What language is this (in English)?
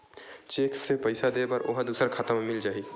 Chhattisgarhi